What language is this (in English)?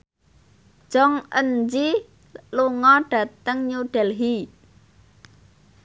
Javanese